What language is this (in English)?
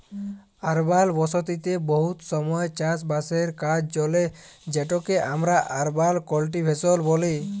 Bangla